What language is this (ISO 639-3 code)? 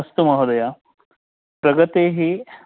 san